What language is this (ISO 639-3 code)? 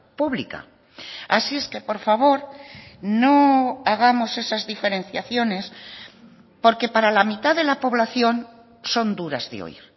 spa